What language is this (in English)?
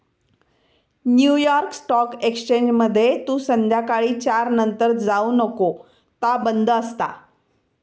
Marathi